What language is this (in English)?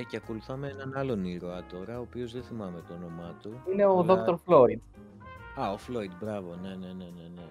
Greek